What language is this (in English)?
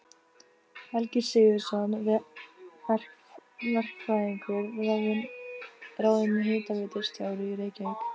Icelandic